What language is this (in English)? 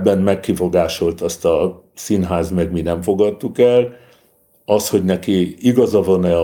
Hungarian